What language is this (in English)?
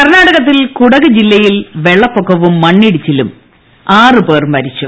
Malayalam